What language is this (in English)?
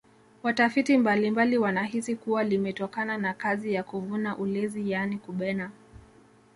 Swahili